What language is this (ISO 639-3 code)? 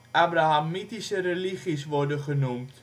nld